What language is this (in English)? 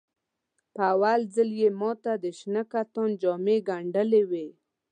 Pashto